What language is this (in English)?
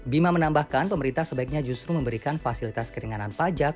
Indonesian